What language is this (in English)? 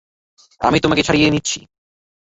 Bangla